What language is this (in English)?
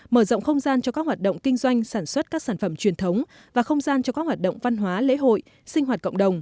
Vietnamese